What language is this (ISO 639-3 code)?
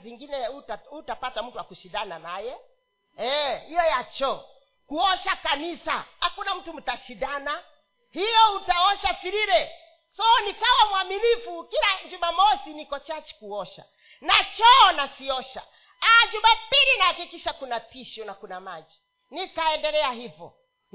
swa